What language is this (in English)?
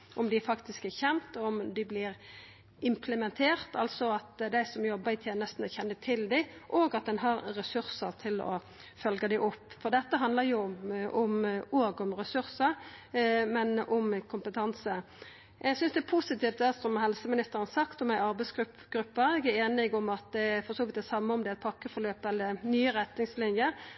Norwegian Nynorsk